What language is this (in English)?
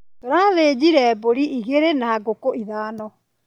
Kikuyu